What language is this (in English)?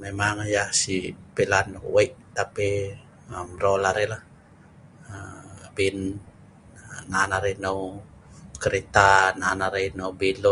Sa'ban